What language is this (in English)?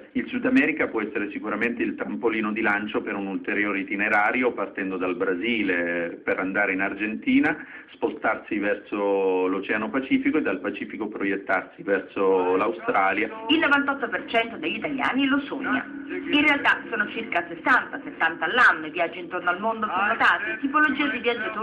Italian